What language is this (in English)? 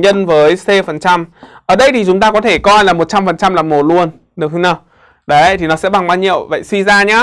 Vietnamese